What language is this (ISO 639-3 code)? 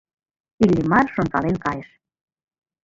chm